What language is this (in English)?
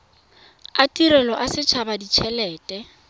Tswana